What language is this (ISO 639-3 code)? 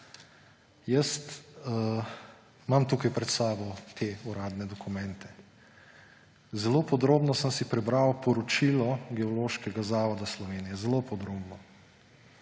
slv